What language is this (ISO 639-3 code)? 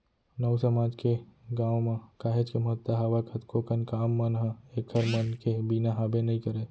hne